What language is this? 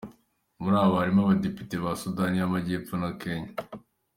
Kinyarwanda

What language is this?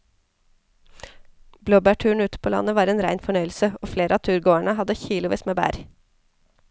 Norwegian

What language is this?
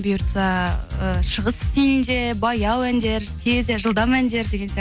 Kazakh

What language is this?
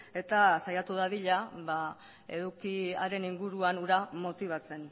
Basque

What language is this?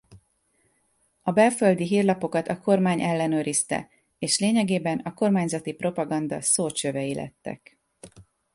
Hungarian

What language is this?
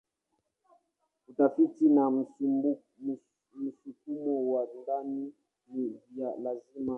Swahili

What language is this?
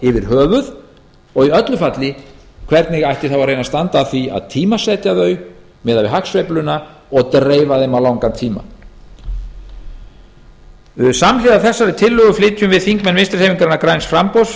Icelandic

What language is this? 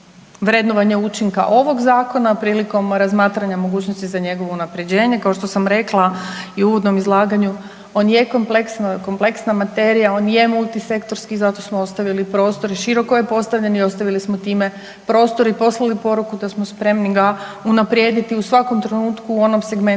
Croatian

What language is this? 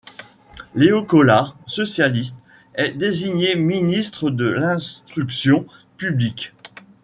French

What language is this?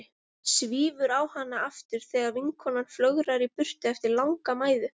Icelandic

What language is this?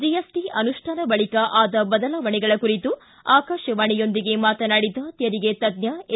Kannada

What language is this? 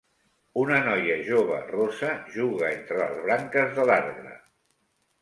Catalan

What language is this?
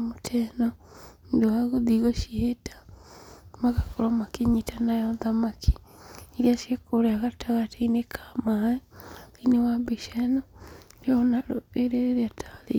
Kikuyu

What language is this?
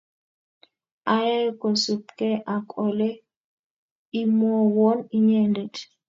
Kalenjin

